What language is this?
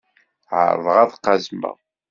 Kabyle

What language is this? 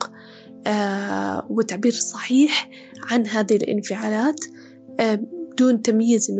Arabic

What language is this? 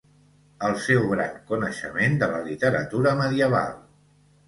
Catalan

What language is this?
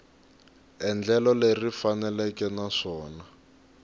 Tsonga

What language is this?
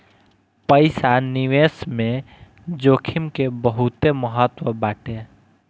Bhojpuri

